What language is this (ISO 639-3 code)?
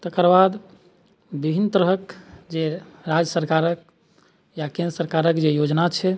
mai